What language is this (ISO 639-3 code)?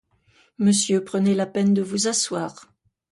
fra